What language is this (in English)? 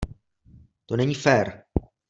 Czech